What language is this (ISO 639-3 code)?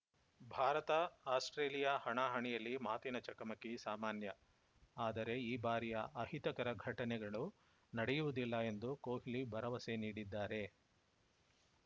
kan